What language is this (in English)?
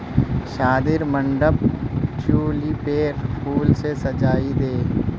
Magahi